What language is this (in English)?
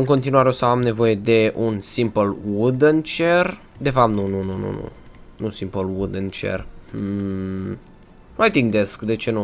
Romanian